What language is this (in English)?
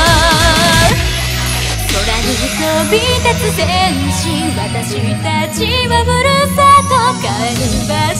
Hungarian